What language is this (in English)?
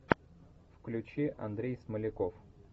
Russian